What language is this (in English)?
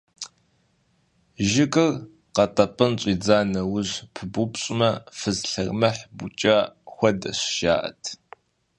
Kabardian